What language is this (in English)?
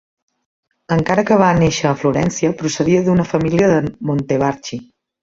Catalan